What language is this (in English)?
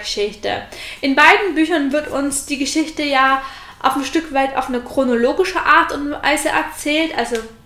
German